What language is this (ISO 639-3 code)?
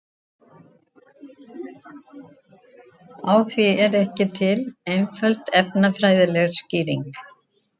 isl